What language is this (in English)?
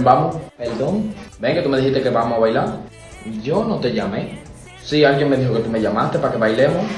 Spanish